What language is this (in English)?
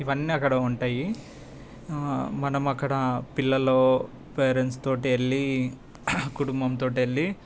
Telugu